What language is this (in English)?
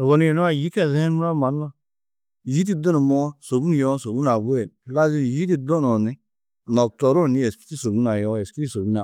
Tedaga